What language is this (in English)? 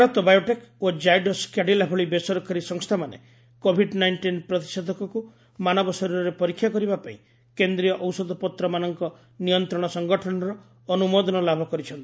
Odia